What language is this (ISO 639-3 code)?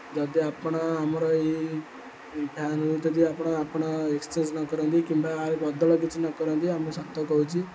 ori